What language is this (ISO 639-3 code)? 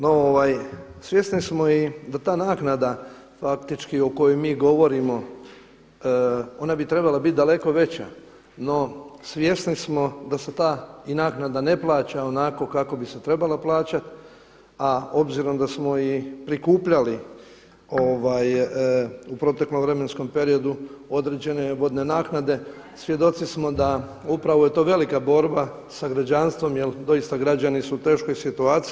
hrv